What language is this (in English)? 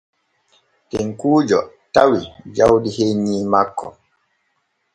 Borgu Fulfulde